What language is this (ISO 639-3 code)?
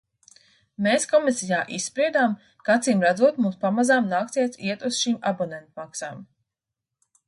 lav